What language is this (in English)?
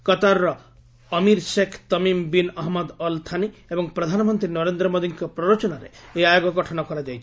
Odia